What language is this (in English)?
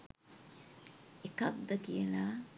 Sinhala